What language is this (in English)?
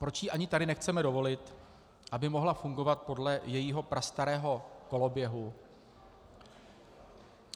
Czech